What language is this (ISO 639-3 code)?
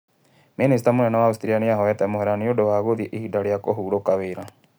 kik